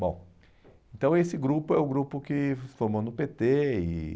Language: Portuguese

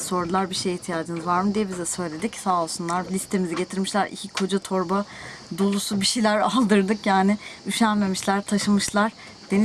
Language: Turkish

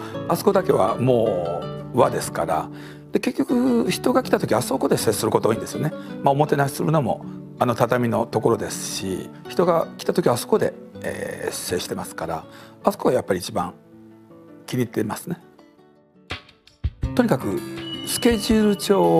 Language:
Japanese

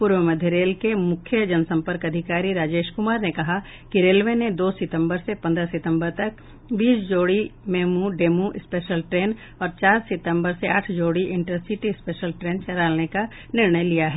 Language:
Hindi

